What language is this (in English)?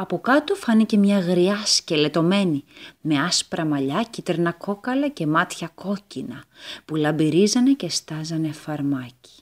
Greek